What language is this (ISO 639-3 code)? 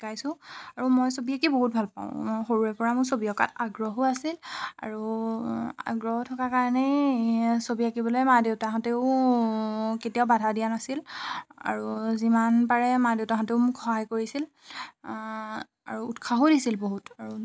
asm